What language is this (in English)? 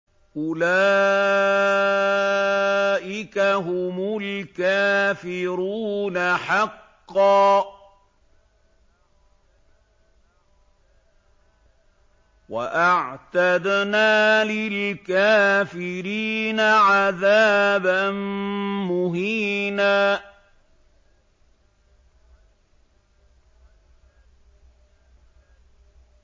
Arabic